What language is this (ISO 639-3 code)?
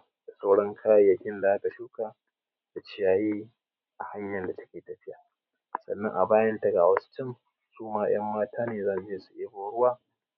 hau